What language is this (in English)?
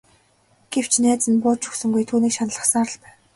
Mongolian